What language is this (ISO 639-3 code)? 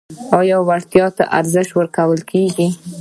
pus